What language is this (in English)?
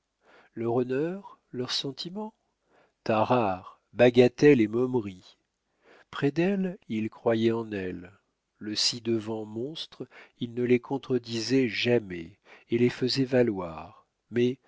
French